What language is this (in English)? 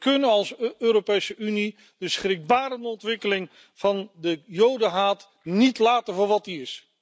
Dutch